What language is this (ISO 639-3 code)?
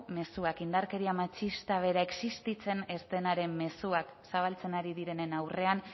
eus